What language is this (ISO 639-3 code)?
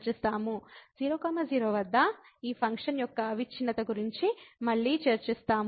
tel